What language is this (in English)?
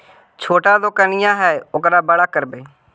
Magahi